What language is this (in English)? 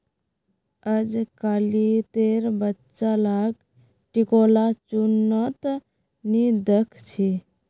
Magahi